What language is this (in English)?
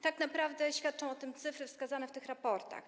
Polish